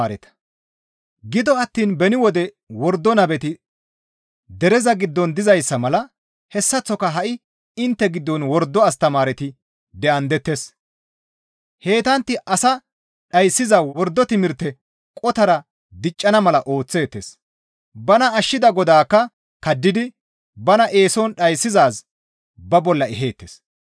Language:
Gamo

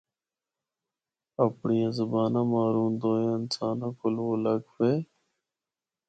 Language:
Northern Hindko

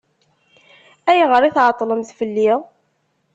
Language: Kabyle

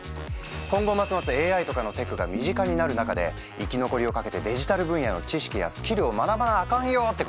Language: Japanese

